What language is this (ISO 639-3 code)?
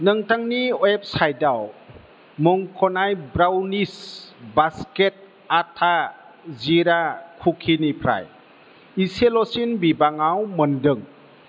brx